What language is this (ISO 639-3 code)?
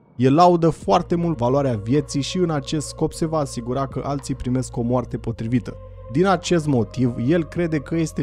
ron